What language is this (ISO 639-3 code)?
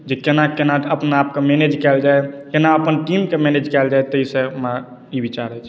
mai